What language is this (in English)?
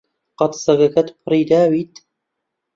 Central Kurdish